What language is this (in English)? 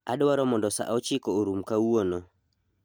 Luo (Kenya and Tanzania)